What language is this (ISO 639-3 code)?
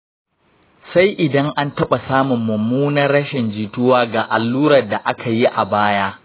hau